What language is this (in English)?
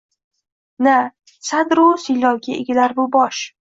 Uzbek